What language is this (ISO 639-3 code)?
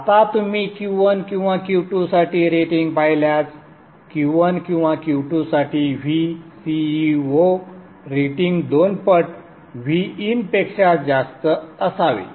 mar